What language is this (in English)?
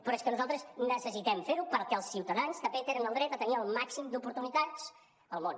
Catalan